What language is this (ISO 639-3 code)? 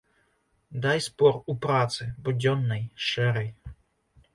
bel